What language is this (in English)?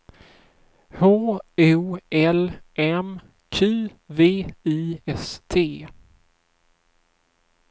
Swedish